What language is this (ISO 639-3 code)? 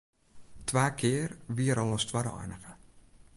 fry